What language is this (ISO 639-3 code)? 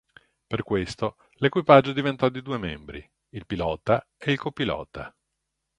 ita